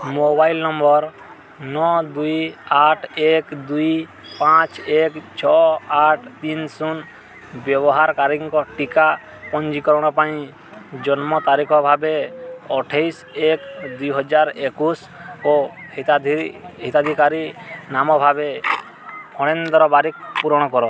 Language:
Odia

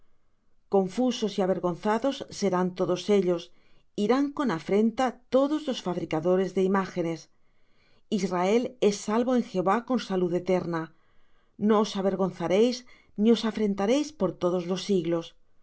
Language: Spanish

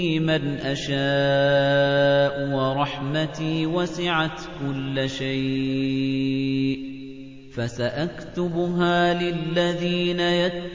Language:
Arabic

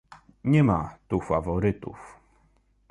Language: Polish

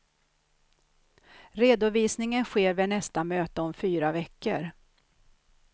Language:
Swedish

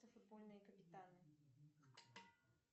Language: Russian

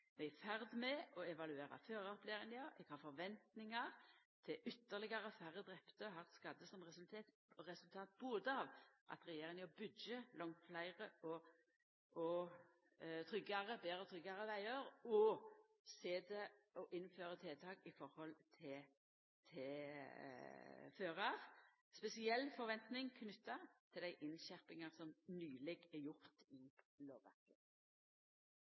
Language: Norwegian Nynorsk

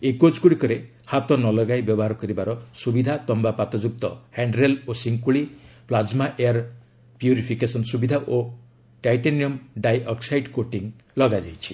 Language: Odia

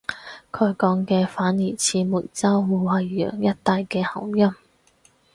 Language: Cantonese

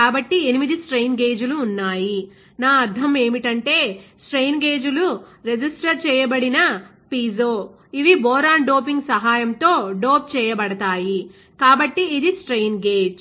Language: Telugu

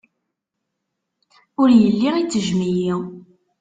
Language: Kabyle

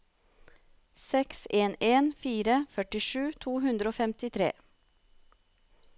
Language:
Norwegian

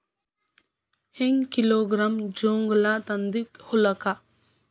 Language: Kannada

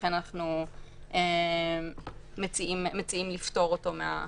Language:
Hebrew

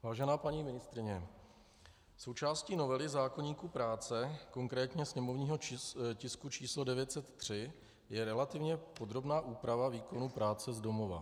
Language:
Czech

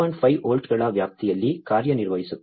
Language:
Kannada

